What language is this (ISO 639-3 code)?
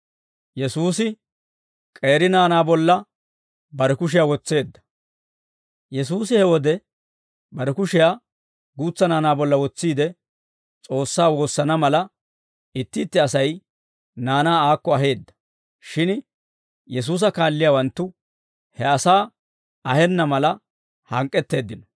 dwr